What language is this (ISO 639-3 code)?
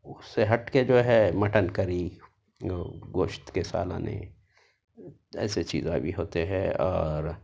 urd